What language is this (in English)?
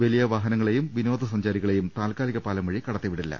Malayalam